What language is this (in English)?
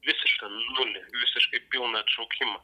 Lithuanian